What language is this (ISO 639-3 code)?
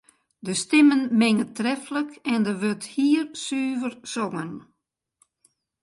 fry